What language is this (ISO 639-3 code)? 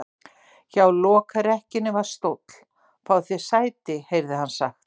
isl